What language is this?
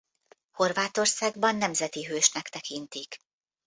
Hungarian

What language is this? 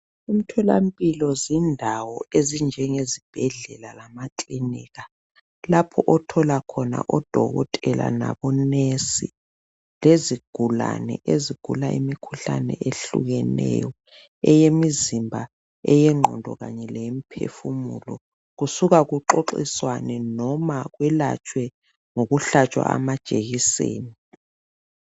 North Ndebele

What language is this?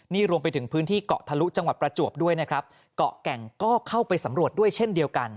Thai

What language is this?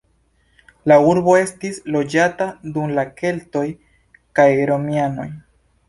Esperanto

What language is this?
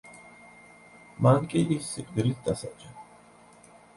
Georgian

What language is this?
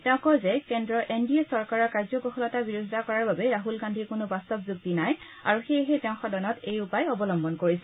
Assamese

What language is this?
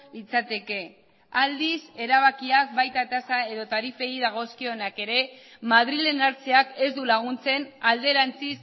Basque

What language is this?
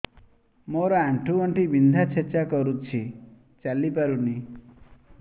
Odia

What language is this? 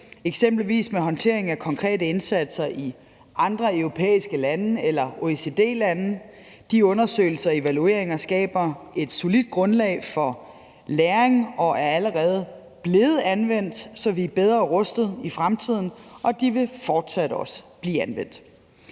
Danish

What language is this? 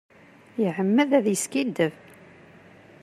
Kabyle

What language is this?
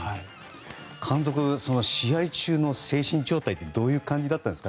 Japanese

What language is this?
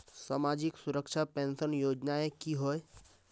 Magahi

